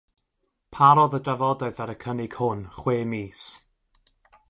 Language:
Welsh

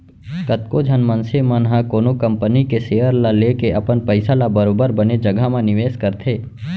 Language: Chhattisgarhi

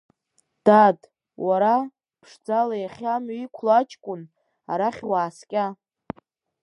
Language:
Abkhazian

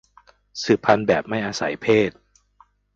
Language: Thai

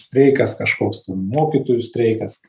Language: Lithuanian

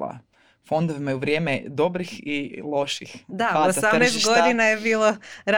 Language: Croatian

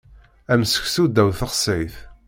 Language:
Kabyle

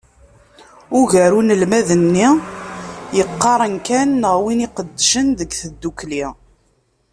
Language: Kabyle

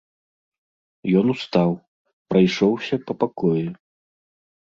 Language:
Belarusian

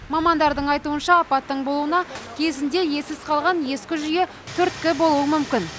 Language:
Kazakh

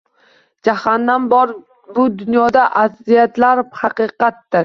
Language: Uzbek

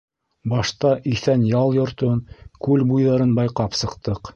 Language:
Bashkir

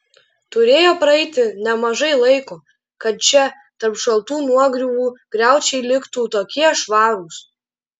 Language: Lithuanian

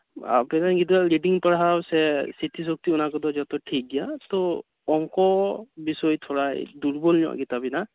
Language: Santali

